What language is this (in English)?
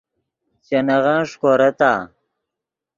Yidgha